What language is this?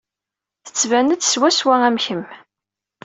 Kabyle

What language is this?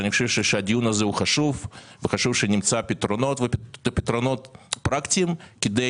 Hebrew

